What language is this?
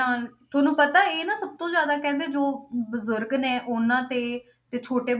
Punjabi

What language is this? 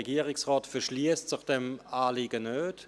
Swiss German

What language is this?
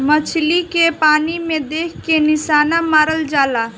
Bhojpuri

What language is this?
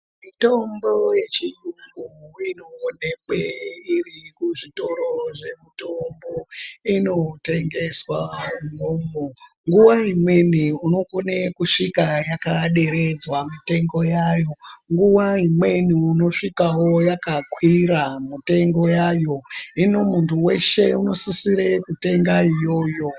Ndau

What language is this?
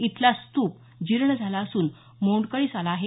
Marathi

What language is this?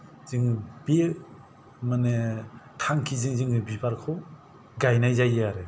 Bodo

